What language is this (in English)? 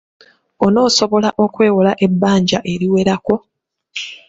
Ganda